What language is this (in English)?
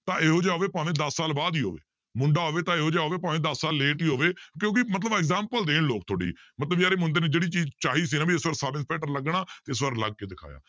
Punjabi